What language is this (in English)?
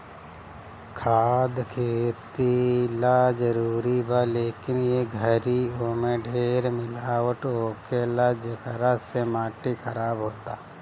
Bhojpuri